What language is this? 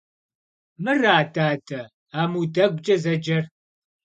Kabardian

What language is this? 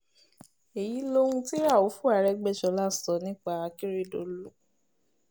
Yoruba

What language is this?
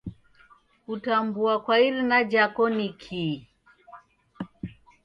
Taita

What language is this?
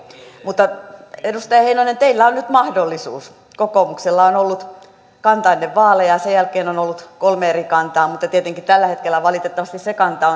Finnish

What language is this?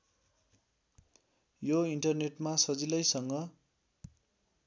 Nepali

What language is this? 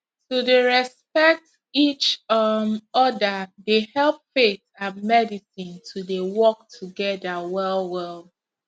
Nigerian Pidgin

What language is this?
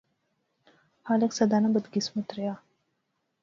Pahari-Potwari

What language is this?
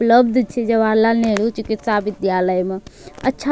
Angika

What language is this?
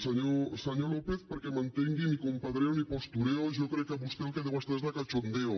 Catalan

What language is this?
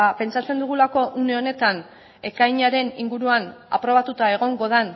Basque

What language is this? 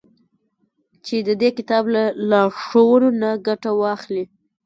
Pashto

